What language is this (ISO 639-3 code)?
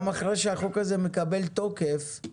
heb